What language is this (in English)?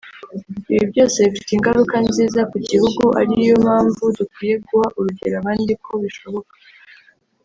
Kinyarwanda